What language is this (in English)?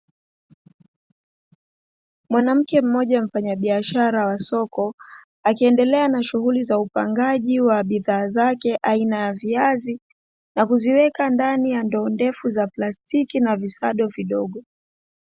Swahili